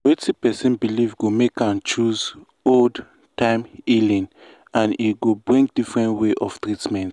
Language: Nigerian Pidgin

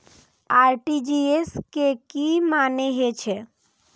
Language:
Maithili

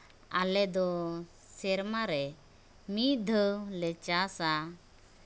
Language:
Santali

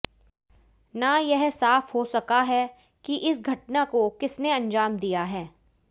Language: Hindi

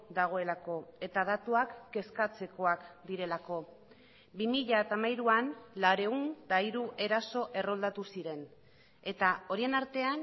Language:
Basque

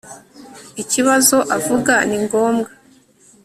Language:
Kinyarwanda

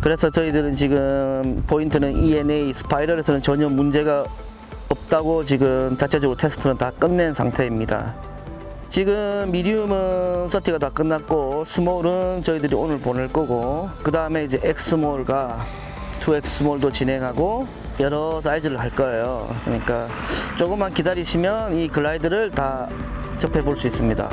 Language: Korean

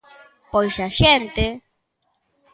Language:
Galician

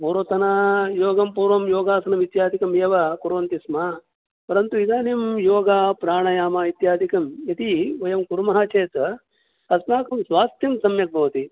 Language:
Sanskrit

